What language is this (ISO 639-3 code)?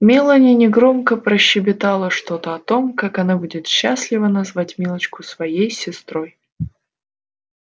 rus